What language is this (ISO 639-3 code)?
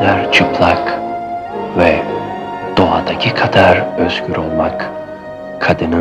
tur